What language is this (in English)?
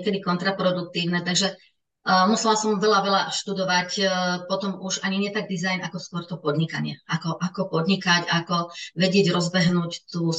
Czech